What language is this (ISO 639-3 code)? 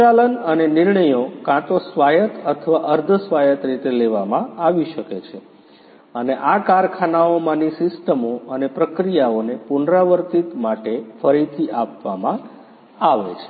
guj